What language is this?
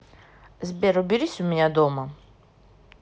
Russian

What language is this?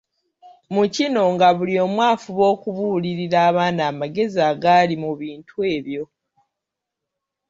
Ganda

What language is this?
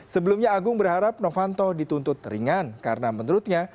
Indonesian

